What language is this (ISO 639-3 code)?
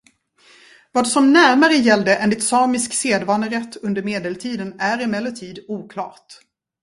swe